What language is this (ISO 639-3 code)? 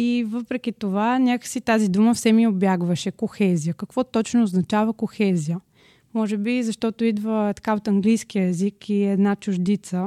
bul